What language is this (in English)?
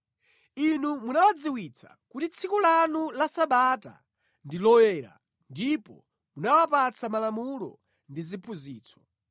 Nyanja